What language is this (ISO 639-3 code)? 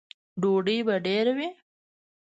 pus